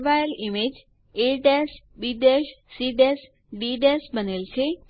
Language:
Gujarati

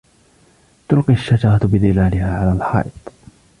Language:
Arabic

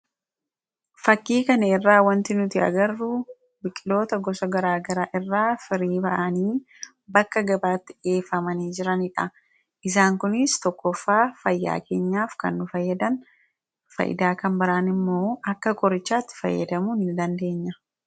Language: Oromo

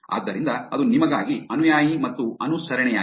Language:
Kannada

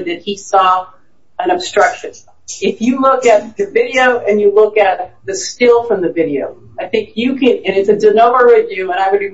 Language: English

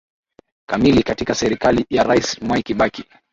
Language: Swahili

